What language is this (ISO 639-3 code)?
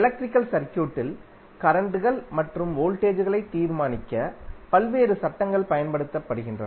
tam